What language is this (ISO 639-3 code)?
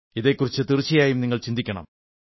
mal